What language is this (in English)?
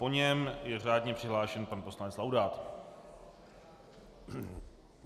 Czech